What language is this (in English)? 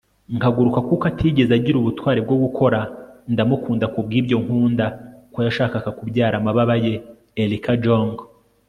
Kinyarwanda